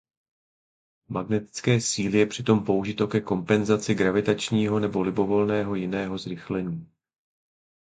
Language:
Czech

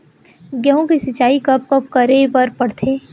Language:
Chhattisgarhi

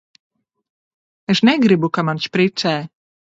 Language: Latvian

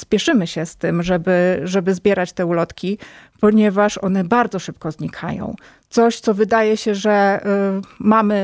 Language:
Polish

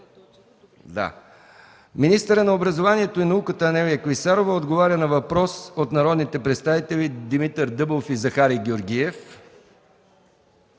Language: Bulgarian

